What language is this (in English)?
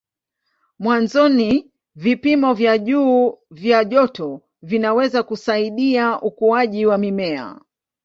Swahili